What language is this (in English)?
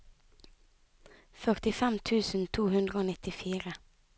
Norwegian